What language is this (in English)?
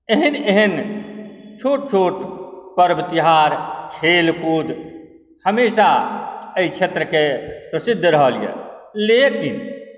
Maithili